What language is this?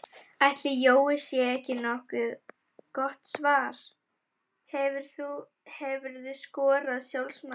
Icelandic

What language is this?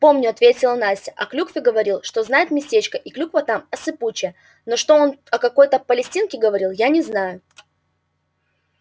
Russian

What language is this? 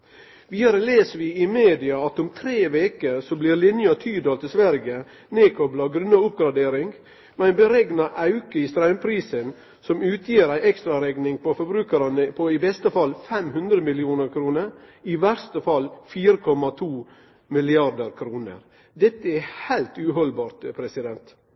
Norwegian Nynorsk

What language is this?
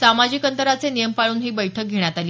Marathi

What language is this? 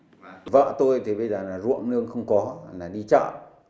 Vietnamese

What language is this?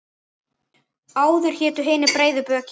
Icelandic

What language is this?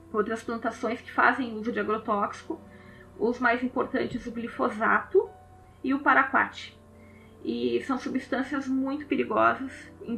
Portuguese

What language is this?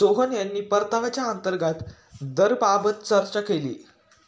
Marathi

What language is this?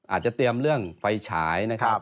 Thai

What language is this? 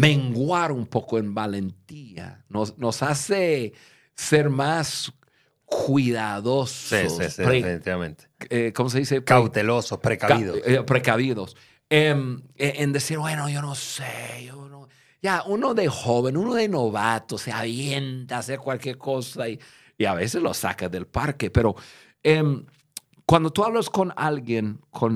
Spanish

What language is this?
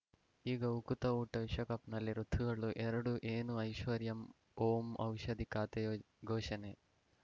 Kannada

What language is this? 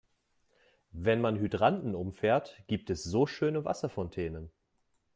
German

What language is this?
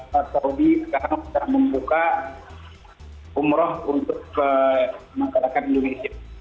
Indonesian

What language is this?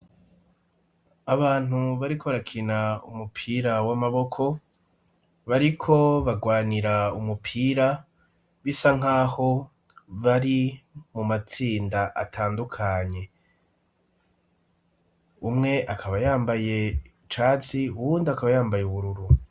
Rundi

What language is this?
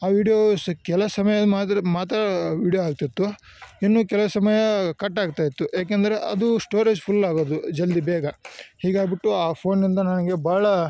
Kannada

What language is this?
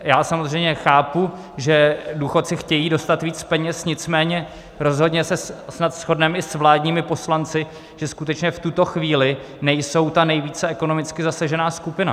Czech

